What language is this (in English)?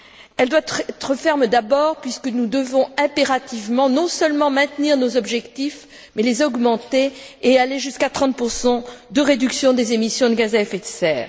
French